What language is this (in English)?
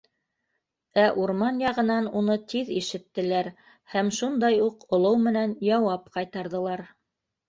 Bashkir